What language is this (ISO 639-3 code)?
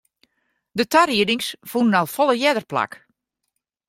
fry